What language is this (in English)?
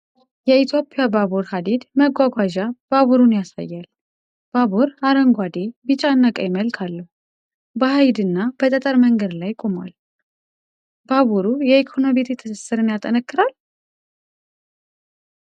Amharic